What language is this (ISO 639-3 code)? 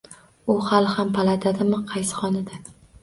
uzb